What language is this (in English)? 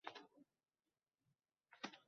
Uzbek